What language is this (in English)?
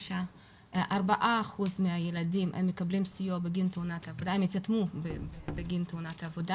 Hebrew